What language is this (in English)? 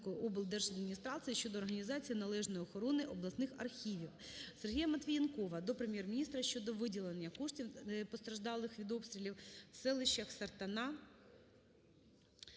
Ukrainian